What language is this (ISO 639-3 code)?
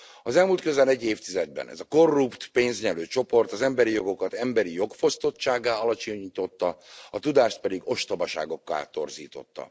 hun